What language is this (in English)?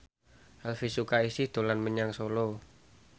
Javanese